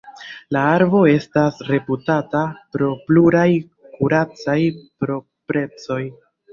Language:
Esperanto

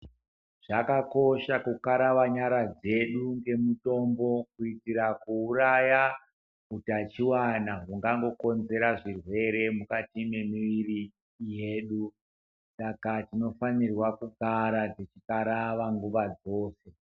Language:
Ndau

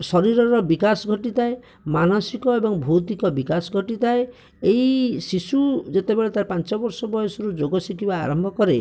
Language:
Odia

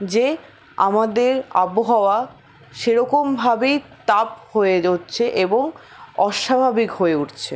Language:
Bangla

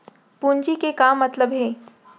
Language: Chhattisgarhi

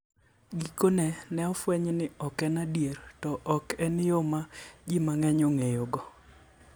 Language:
Luo (Kenya and Tanzania)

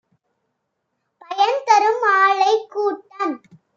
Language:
Tamil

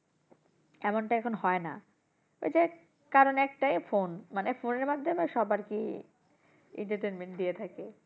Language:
Bangla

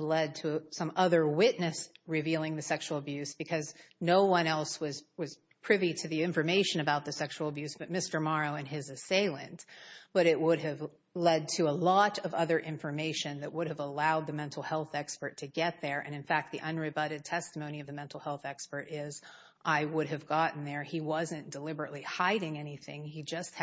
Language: English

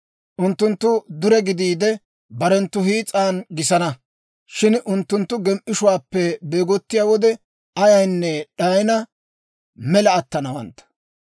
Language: Dawro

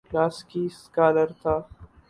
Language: Urdu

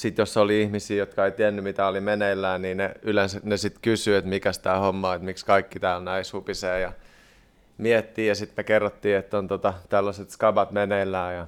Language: Finnish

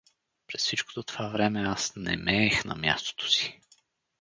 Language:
Bulgarian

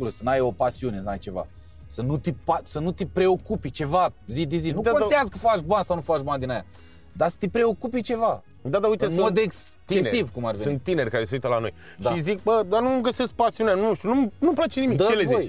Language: Romanian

